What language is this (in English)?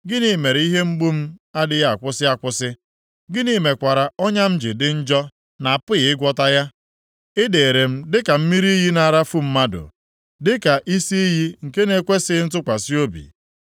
Igbo